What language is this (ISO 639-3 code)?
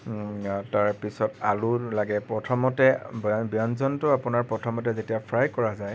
asm